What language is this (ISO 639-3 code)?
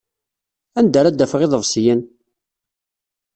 kab